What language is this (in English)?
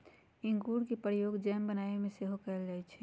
Magahi